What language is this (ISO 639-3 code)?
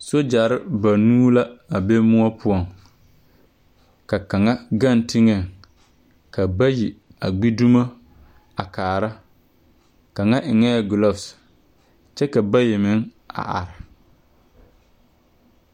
dga